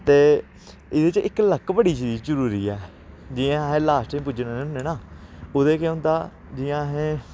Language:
Dogri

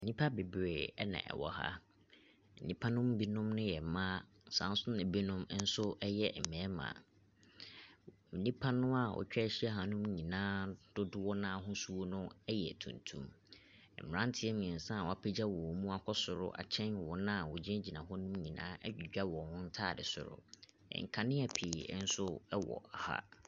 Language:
Akan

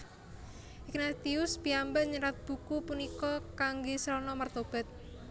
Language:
Javanese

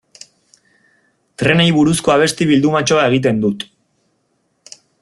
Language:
Basque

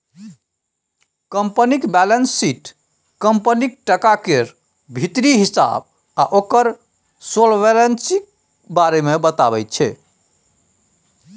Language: Maithili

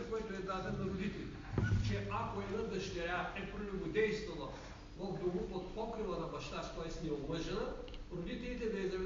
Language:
Bulgarian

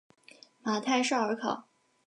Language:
Chinese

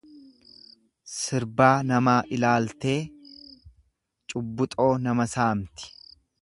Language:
Oromo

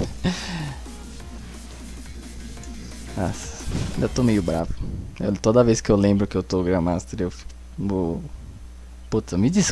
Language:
Portuguese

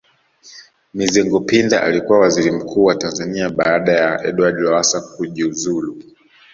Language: Swahili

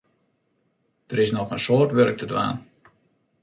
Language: Western Frisian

